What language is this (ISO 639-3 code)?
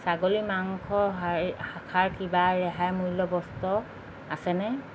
asm